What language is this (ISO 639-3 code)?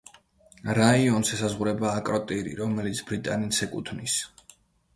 kat